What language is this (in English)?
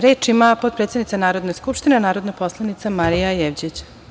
Serbian